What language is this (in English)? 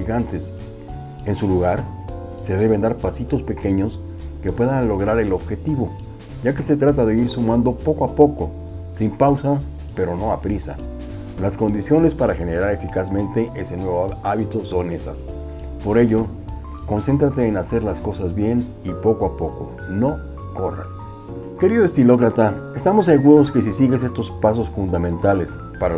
Spanish